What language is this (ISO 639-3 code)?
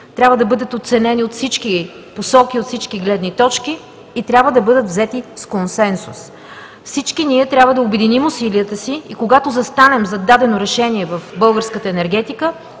bul